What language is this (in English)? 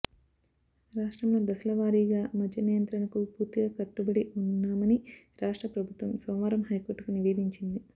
Telugu